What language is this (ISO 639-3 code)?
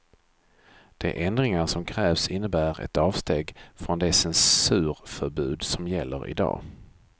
swe